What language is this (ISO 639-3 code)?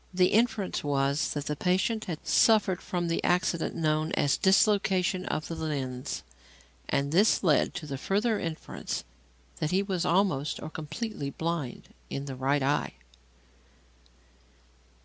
eng